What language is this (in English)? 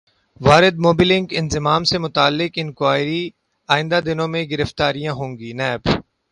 Urdu